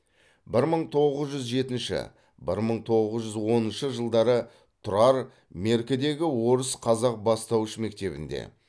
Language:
Kazakh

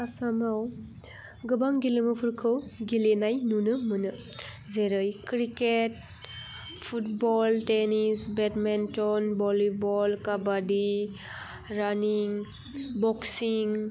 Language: Bodo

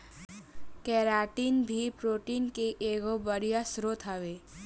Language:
Bhojpuri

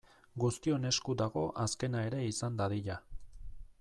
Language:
Basque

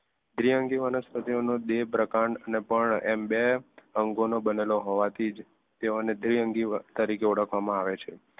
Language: Gujarati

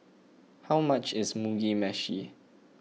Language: English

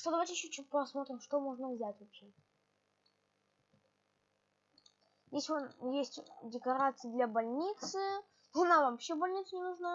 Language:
Russian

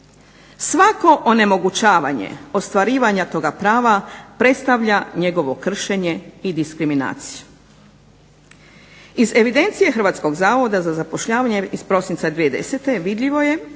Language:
Croatian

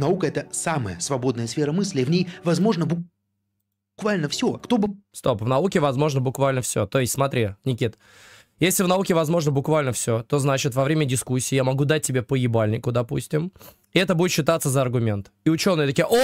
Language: Russian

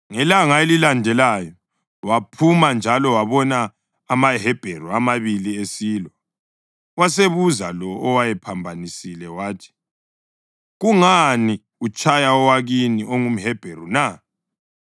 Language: North Ndebele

